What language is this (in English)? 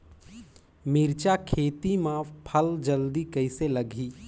Chhattisgarhi